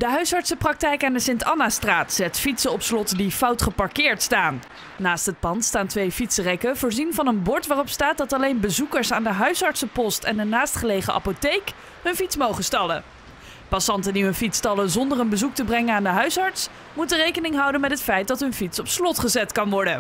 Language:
Dutch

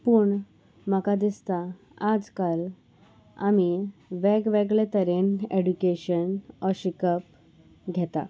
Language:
Konkani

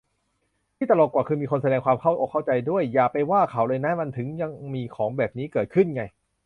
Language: Thai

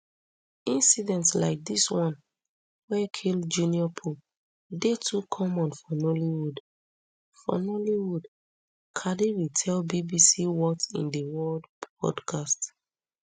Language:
Nigerian Pidgin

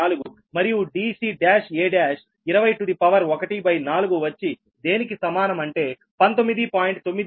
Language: Telugu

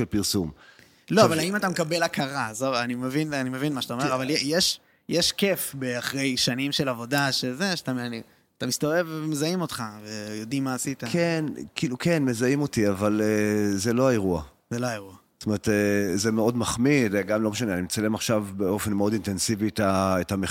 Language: Hebrew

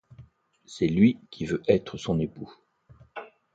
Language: French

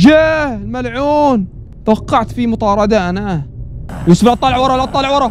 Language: Arabic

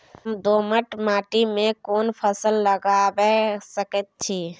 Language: Maithili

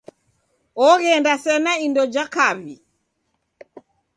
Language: Taita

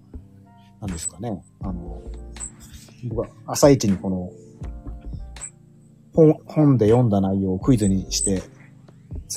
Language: Japanese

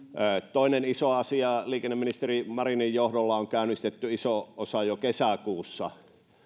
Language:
Finnish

